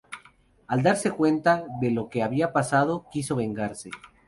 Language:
Spanish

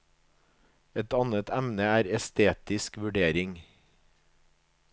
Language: Norwegian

